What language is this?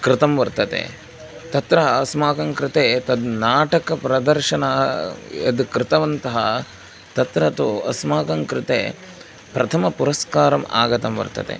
Sanskrit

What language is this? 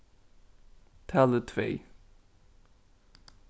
Faroese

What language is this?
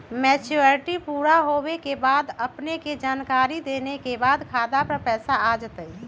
Magahi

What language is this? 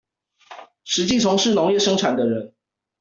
Chinese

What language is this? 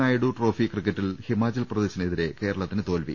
Malayalam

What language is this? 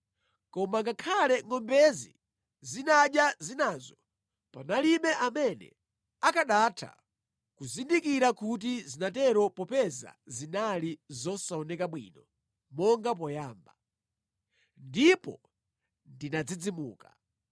Nyanja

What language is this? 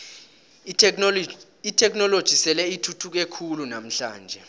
South Ndebele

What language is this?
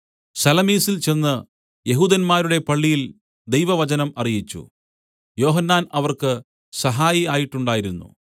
Malayalam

